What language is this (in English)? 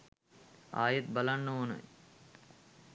Sinhala